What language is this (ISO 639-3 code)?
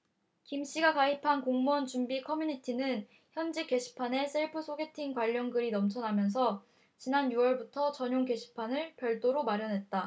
kor